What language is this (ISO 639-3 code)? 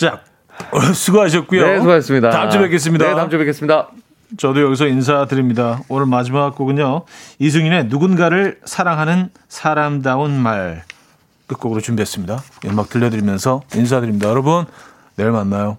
kor